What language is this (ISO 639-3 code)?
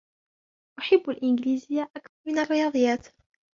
ara